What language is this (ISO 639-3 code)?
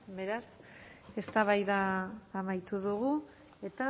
eus